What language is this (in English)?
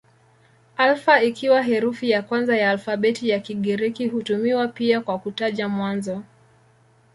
Swahili